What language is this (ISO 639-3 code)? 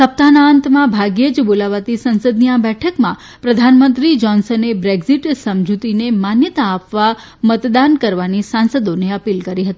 guj